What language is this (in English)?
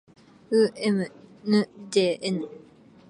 Japanese